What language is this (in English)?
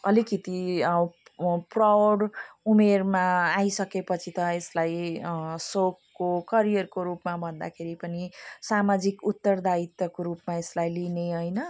Nepali